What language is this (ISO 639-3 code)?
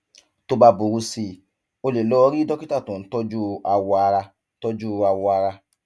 yor